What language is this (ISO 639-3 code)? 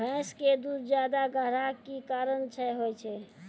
mai